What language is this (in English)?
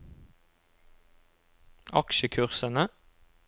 Norwegian